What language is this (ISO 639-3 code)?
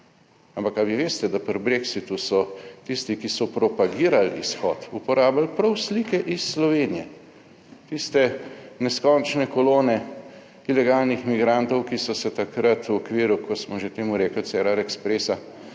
slv